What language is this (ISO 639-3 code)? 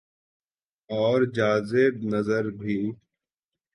urd